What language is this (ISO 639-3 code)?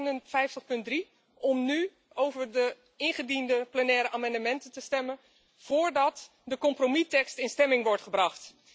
nld